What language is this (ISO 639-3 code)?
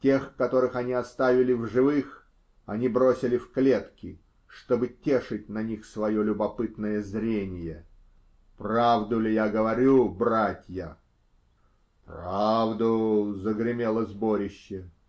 rus